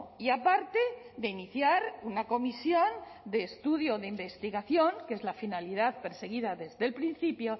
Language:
Spanish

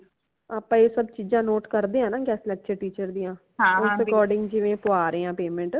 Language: Punjabi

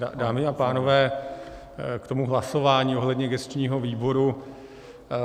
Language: Czech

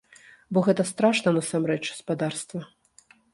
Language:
Belarusian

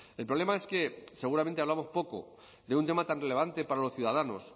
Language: Spanish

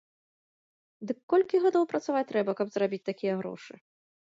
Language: Belarusian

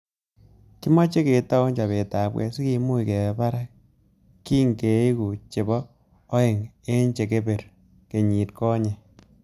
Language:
Kalenjin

